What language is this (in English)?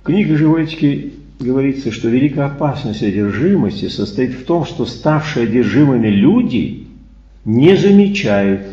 Russian